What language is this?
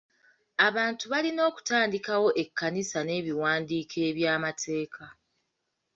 Ganda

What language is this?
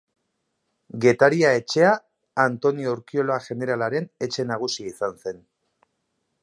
Basque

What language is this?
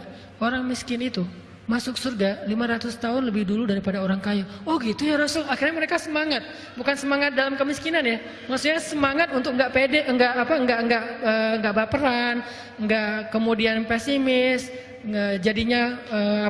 Indonesian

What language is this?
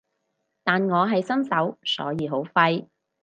Cantonese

